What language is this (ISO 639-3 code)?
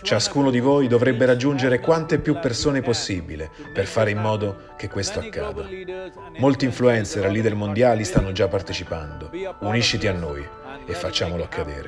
ita